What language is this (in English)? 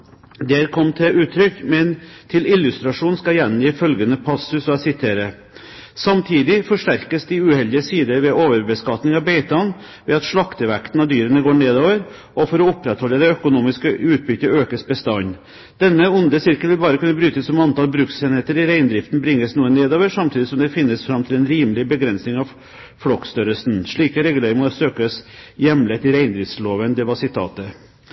Norwegian Bokmål